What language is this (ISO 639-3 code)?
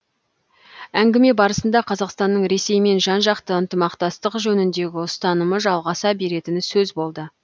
kaz